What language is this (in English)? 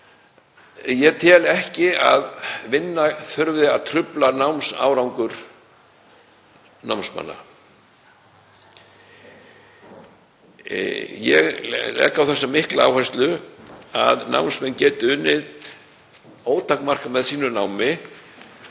Icelandic